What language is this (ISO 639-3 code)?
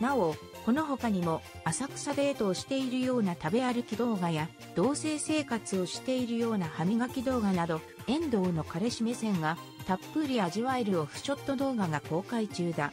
jpn